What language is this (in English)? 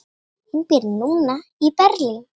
Icelandic